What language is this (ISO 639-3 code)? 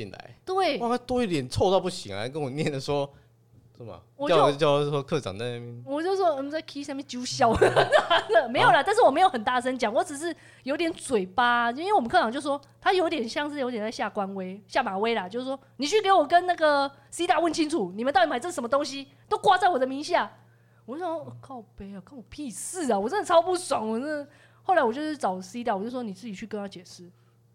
zho